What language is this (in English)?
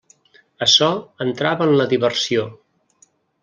Catalan